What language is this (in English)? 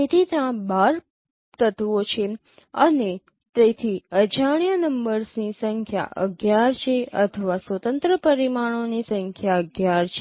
Gujarati